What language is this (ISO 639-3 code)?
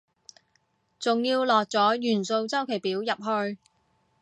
yue